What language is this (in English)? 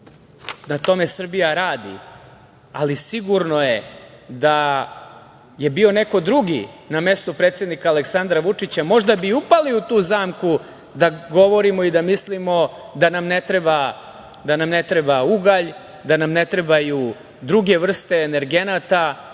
Serbian